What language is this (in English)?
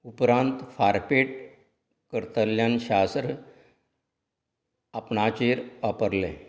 Konkani